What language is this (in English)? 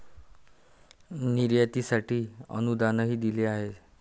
Marathi